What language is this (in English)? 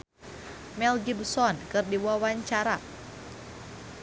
Sundanese